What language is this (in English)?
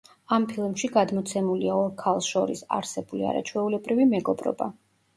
Georgian